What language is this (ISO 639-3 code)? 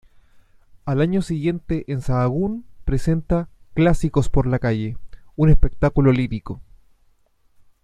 spa